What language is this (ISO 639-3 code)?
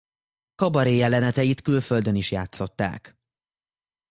hun